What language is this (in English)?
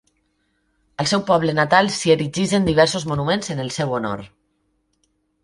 Catalan